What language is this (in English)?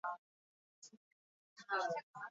Basque